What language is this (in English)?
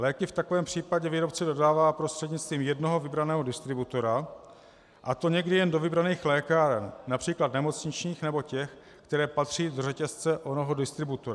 Czech